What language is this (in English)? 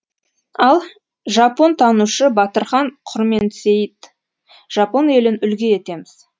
Kazakh